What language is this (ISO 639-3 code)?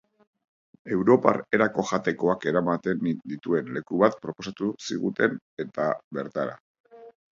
eus